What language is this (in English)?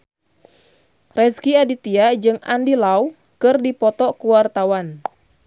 Sundanese